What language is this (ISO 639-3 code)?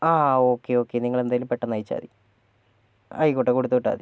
mal